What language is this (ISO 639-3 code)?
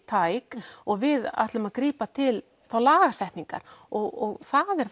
isl